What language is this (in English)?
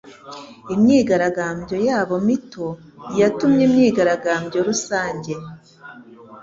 Kinyarwanda